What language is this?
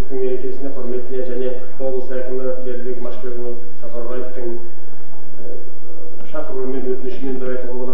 Turkish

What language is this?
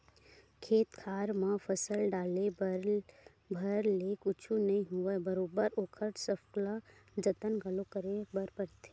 Chhattisgarhi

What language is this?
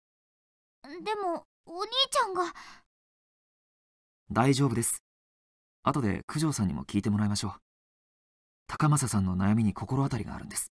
Japanese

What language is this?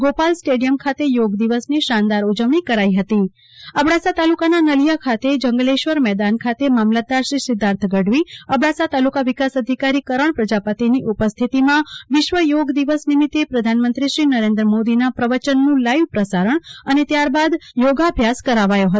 Gujarati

